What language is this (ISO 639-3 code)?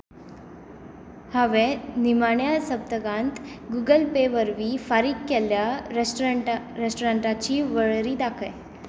kok